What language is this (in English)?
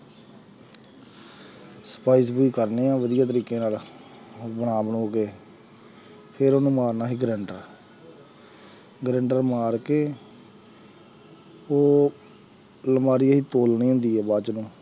Punjabi